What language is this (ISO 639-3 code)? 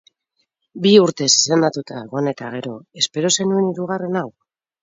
eus